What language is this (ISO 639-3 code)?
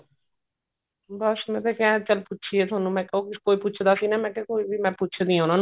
pan